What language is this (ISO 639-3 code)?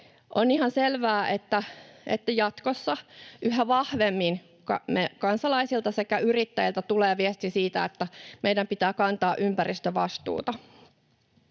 fin